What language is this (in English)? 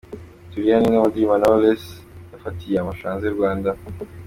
Kinyarwanda